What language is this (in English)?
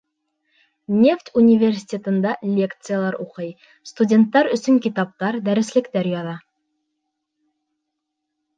Bashkir